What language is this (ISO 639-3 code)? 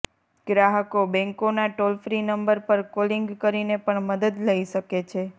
guj